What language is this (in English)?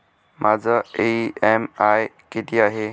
Marathi